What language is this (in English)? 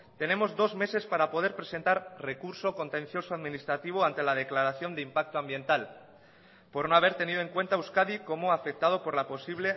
Spanish